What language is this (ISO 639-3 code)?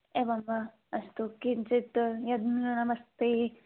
san